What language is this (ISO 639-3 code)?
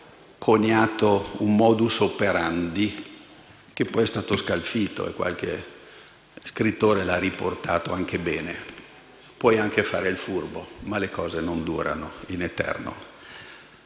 ita